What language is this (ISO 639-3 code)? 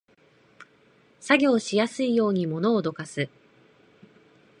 jpn